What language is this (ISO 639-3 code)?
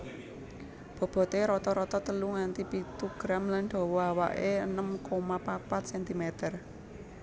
jav